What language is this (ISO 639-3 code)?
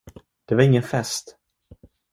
swe